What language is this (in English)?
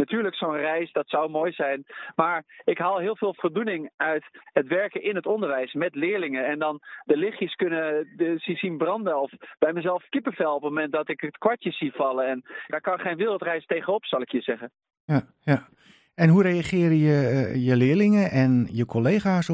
Dutch